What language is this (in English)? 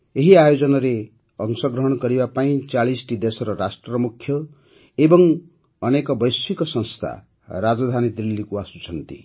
Odia